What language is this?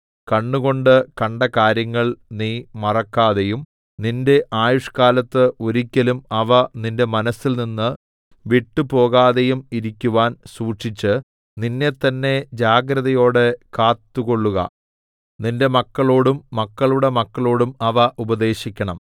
Malayalam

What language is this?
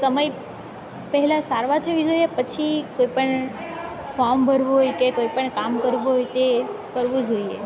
Gujarati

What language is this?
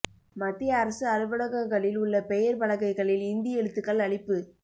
Tamil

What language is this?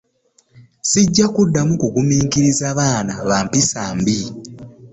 Ganda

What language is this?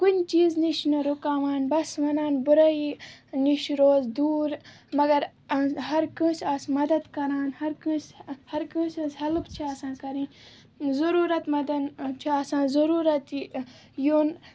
Kashmiri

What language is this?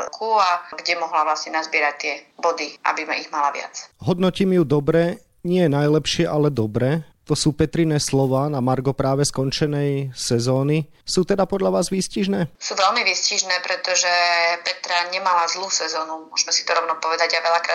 Slovak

